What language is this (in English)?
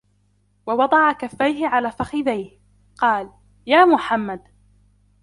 Arabic